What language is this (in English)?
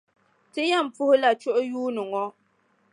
Dagbani